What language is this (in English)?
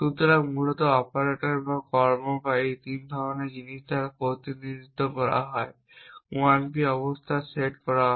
Bangla